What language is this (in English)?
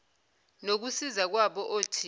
Zulu